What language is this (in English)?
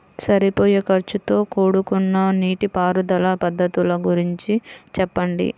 Telugu